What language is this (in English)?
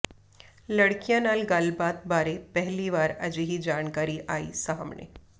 Punjabi